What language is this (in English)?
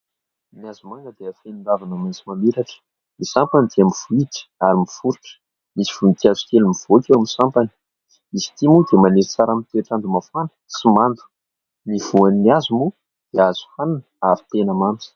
Malagasy